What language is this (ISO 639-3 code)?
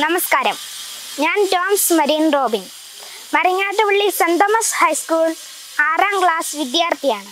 mal